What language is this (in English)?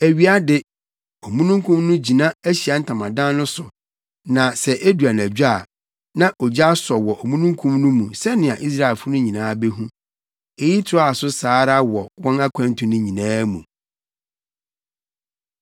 Akan